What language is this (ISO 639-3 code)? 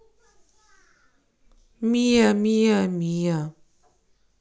rus